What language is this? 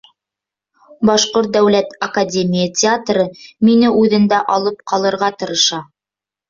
Bashkir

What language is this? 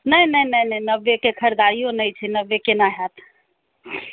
Maithili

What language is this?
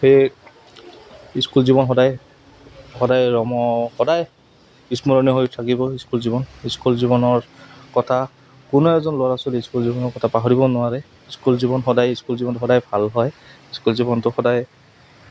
Assamese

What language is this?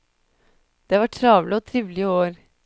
Norwegian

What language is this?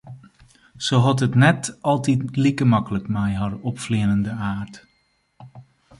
Western Frisian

